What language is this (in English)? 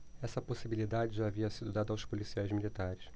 Portuguese